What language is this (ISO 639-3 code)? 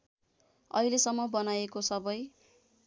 nep